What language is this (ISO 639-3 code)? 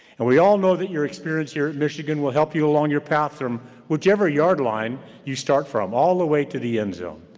eng